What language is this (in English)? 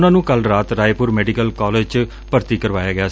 Punjabi